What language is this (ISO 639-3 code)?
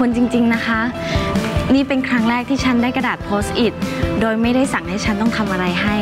tha